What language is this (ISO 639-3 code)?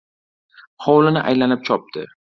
uzb